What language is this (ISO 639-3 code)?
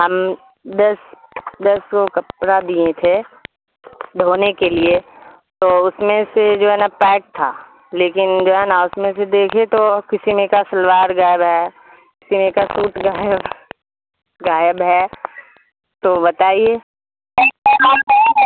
urd